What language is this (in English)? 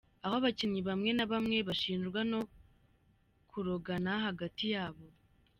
Kinyarwanda